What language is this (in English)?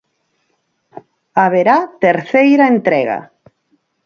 Galician